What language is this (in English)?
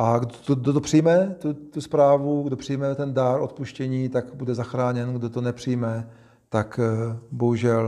Czech